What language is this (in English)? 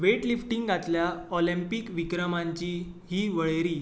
Konkani